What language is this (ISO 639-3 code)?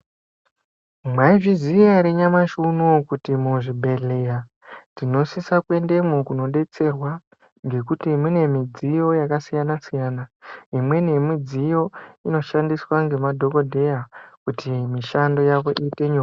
ndc